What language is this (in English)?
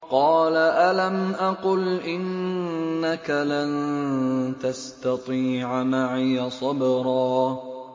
Arabic